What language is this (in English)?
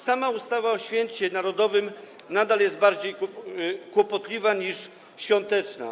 Polish